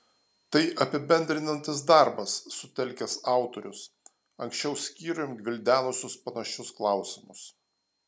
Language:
Lithuanian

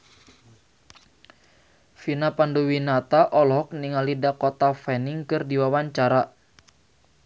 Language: Sundanese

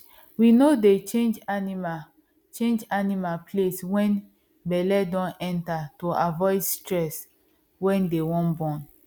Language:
Nigerian Pidgin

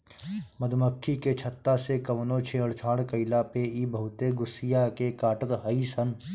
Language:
Bhojpuri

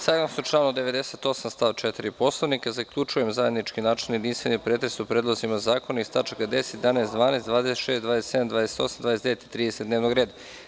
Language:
Serbian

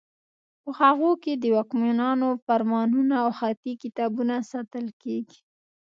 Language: Pashto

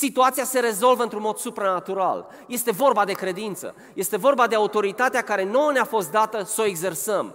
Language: Romanian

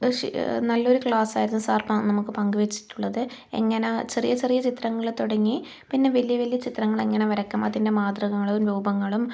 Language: Malayalam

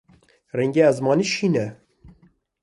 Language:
Kurdish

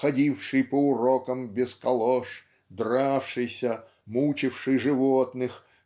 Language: Russian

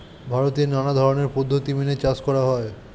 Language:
Bangla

